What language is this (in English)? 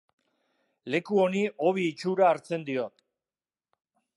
Basque